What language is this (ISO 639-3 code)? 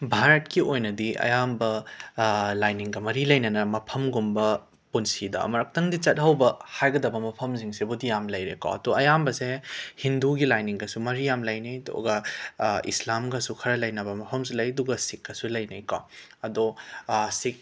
mni